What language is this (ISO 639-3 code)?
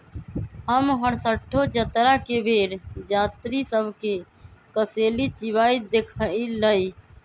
mag